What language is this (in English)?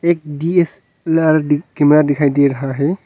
Hindi